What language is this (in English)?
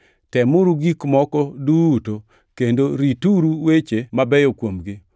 Luo (Kenya and Tanzania)